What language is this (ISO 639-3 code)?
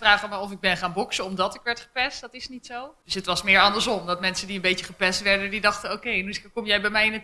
nld